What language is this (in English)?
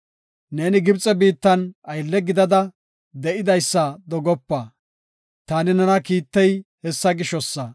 Gofa